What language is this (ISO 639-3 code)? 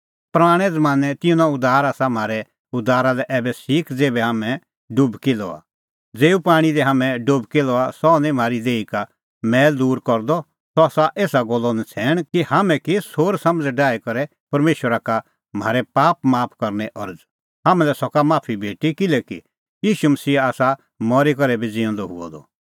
kfx